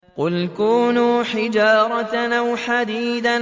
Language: Arabic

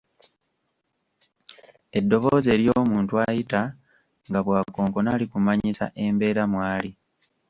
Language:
Ganda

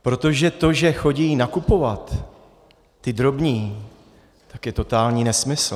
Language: Czech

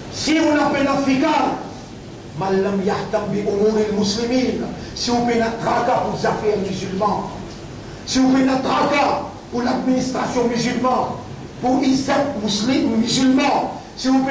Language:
French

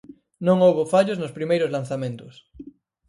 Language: Galician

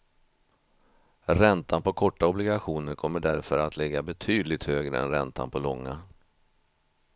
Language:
Swedish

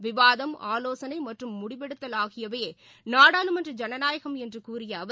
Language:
Tamil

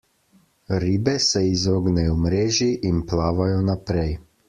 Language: Slovenian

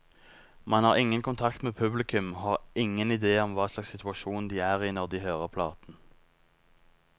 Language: Norwegian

